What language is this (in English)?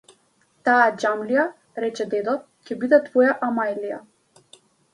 Macedonian